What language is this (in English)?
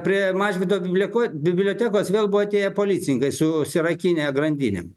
Lithuanian